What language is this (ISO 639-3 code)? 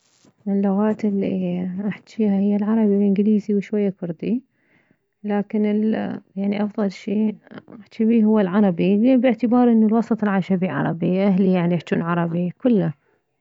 acm